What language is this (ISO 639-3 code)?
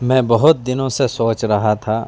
urd